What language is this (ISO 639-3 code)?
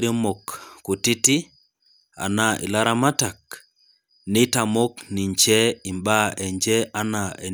mas